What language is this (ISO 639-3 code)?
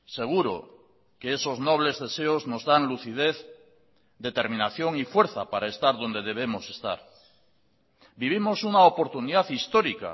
spa